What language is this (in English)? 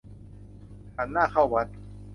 Thai